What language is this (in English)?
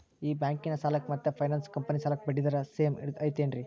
Kannada